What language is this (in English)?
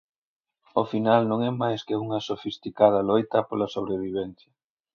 Galician